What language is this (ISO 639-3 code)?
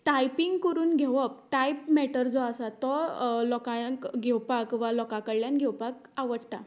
kok